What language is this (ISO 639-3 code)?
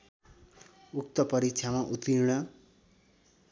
nep